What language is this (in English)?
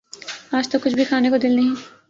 Urdu